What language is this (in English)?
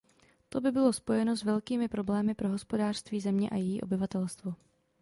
Czech